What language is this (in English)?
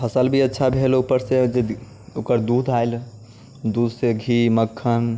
Maithili